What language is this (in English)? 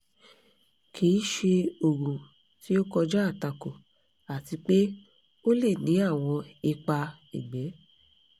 Yoruba